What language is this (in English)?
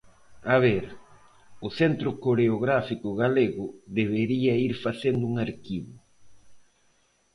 Galician